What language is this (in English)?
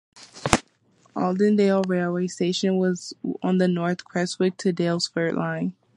English